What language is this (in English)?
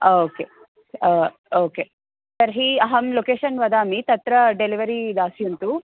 Sanskrit